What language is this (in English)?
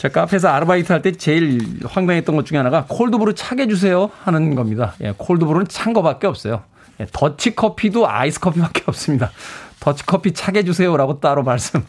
Korean